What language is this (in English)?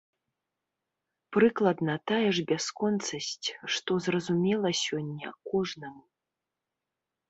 Belarusian